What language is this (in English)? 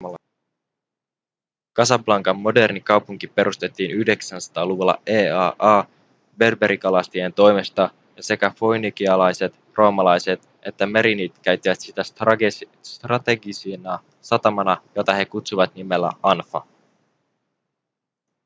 Finnish